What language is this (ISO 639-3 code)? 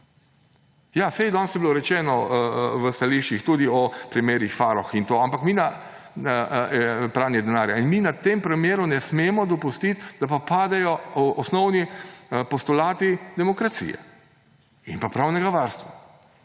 slv